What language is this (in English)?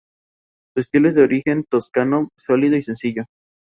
Spanish